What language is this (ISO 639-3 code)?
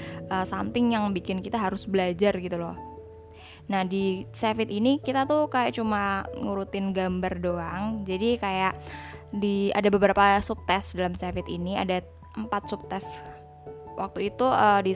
ind